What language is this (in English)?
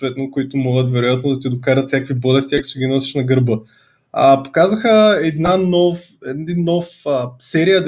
Bulgarian